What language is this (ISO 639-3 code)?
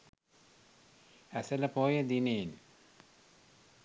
sin